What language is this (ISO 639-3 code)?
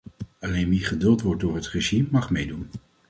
nld